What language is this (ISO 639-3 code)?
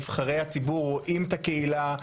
heb